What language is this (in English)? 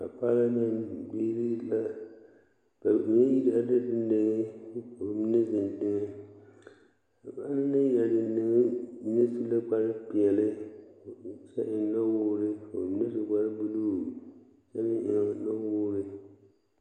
Southern Dagaare